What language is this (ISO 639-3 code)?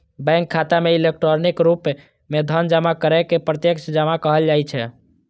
mai